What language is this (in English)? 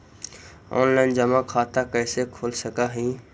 Magahi